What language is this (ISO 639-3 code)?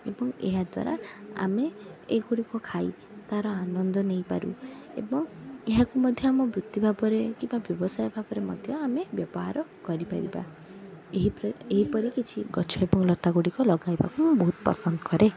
ori